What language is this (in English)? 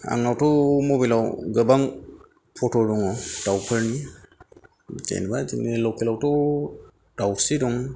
Bodo